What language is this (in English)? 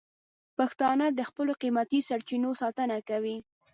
Pashto